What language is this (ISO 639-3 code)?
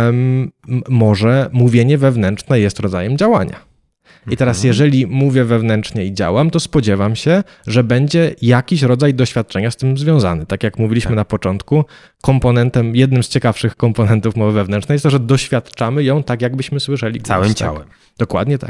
pol